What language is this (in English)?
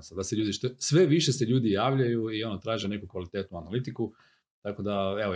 Croatian